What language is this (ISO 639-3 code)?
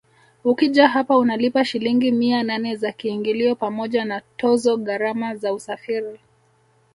swa